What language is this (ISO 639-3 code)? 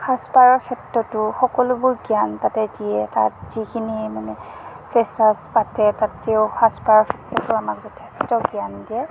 asm